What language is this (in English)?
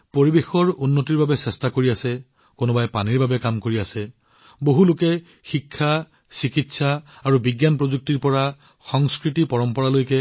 Assamese